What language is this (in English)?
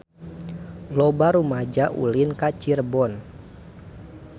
Sundanese